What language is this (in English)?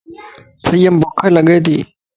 Lasi